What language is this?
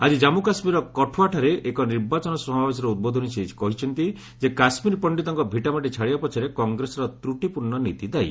Odia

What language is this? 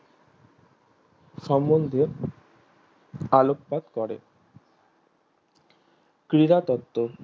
Bangla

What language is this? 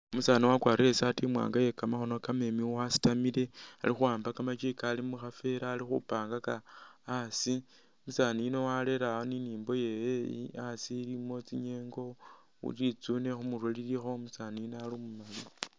Masaaba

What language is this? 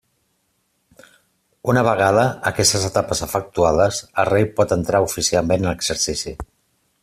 Catalan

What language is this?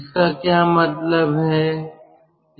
Hindi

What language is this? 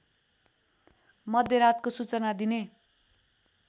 Nepali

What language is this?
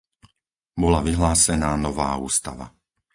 Slovak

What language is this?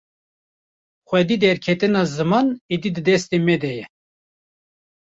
Kurdish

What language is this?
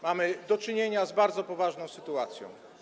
Polish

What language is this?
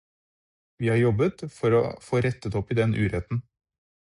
Norwegian Bokmål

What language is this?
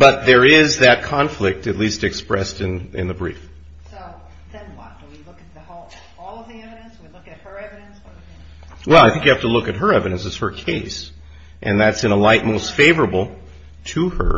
English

